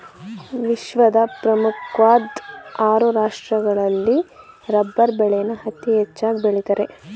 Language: Kannada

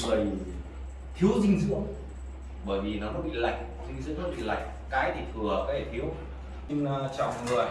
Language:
Vietnamese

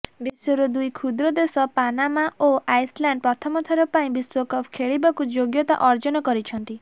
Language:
Odia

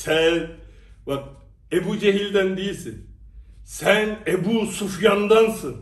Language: Turkish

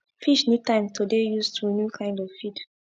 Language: Nigerian Pidgin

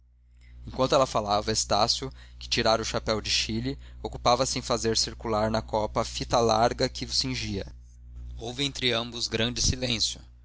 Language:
Portuguese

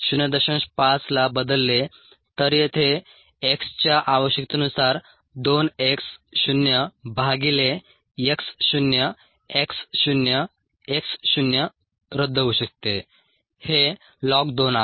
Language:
Marathi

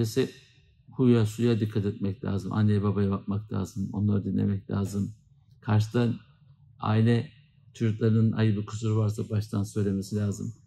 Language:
Turkish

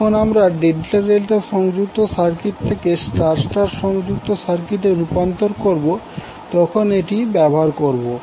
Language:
Bangla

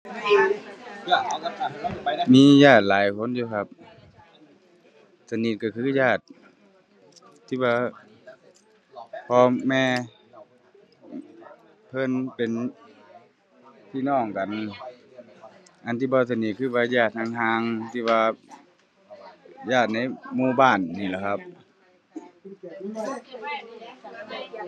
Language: Thai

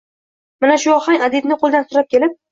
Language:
Uzbek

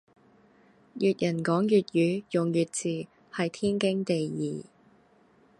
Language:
Cantonese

